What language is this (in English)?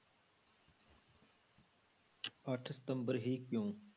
Punjabi